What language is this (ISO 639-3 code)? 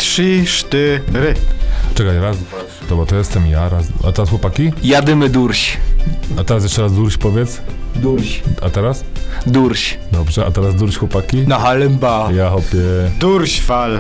pol